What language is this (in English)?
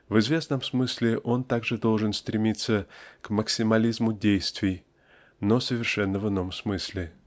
Russian